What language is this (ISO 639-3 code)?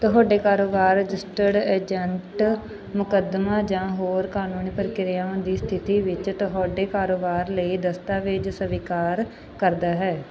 pan